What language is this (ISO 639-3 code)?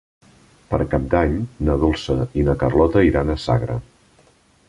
cat